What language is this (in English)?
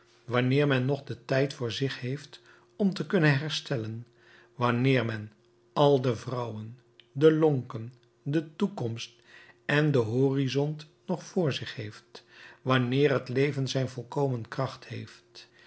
Dutch